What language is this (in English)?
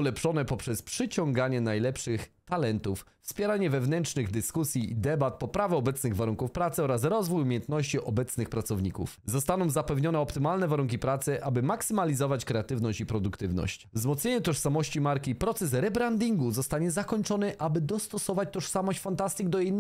Polish